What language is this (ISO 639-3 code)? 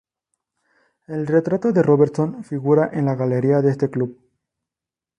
spa